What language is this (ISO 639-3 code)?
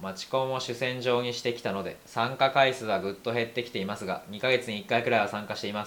jpn